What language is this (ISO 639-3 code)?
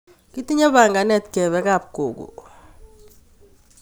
kln